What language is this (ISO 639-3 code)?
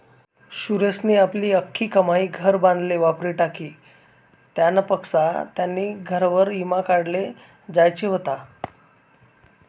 mar